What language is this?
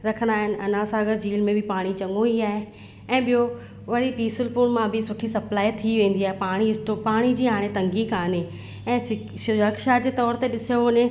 Sindhi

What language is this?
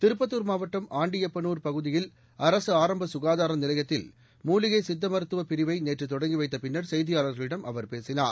Tamil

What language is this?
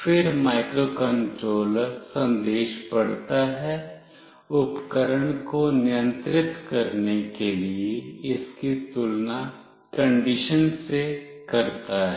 Hindi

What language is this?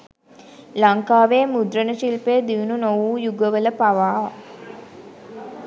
Sinhala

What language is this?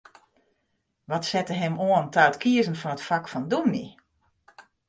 Western Frisian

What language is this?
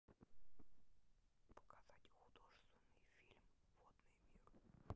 Russian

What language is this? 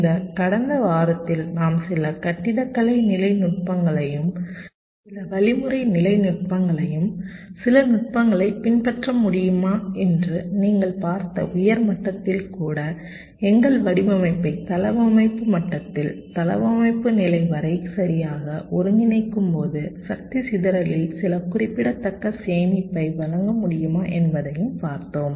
Tamil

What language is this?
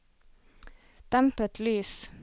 Norwegian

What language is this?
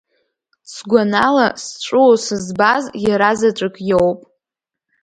Abkhazian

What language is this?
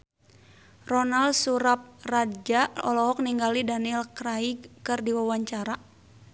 Sundanese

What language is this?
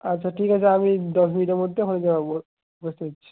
Bangla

